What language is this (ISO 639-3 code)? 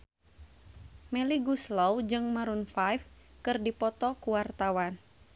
sun